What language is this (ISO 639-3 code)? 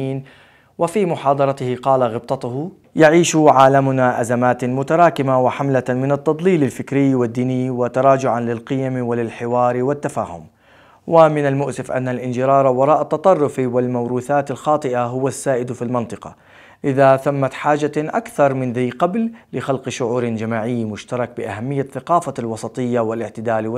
ara